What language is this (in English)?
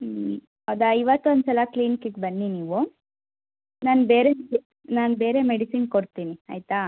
Kannada